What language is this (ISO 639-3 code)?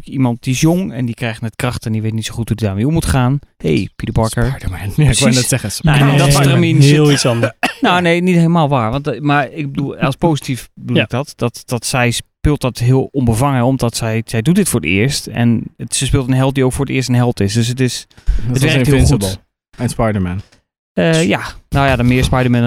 nld